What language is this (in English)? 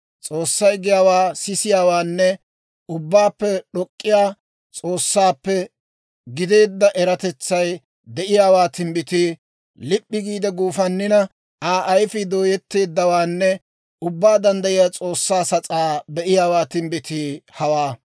Dawro